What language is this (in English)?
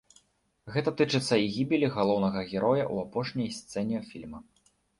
Belarusian